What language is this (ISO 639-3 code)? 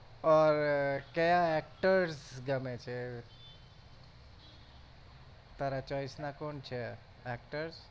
guj